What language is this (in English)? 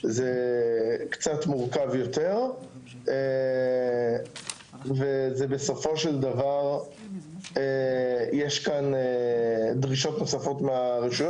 Hebrew